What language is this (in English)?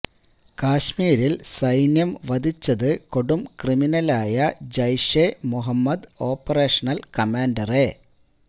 Malayalam